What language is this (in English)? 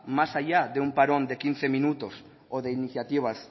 Spanish